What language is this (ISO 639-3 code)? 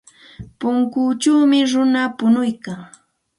qxt